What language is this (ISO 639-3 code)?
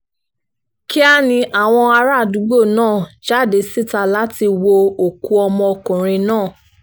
yor